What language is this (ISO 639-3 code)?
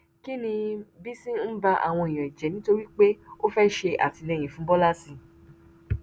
yor